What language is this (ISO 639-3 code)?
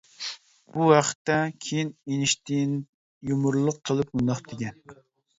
uig